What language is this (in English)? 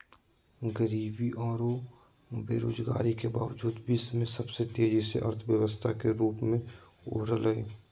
Magahi